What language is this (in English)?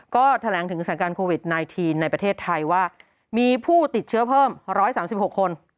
Thai